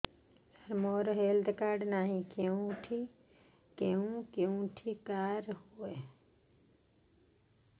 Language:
Odia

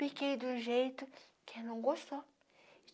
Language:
Portuguese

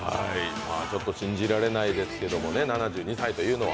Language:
Japanese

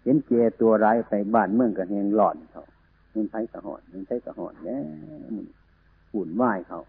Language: Thai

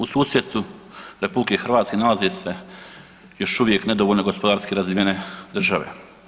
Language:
Croatian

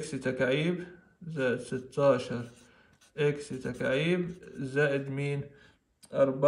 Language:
Arabic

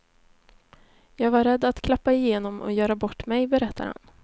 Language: Swedish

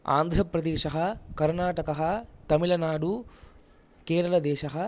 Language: Sanskrit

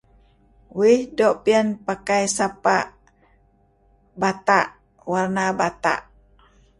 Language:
Kelabit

